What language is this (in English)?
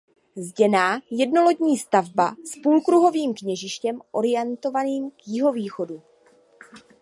Czech